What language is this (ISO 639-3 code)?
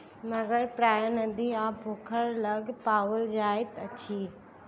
mai